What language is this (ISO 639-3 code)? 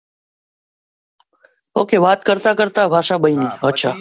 guj